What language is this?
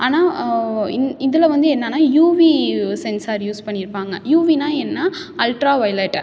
Tamil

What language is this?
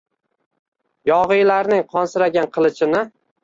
Uzbek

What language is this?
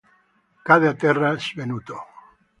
Italian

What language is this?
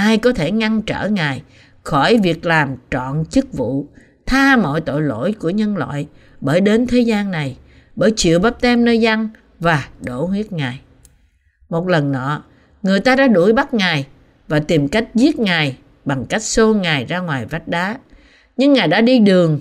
Vietnamese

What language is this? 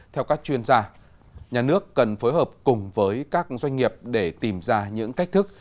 Vietnamese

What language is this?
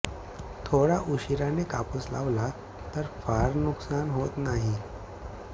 Marathi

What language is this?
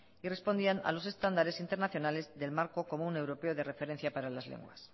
Spanish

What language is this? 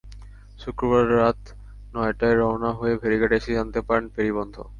Bangla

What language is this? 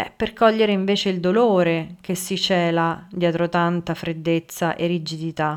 Italian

